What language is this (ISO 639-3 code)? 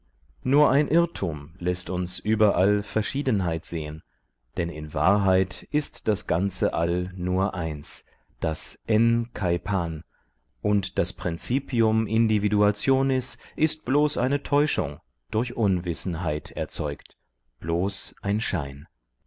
deu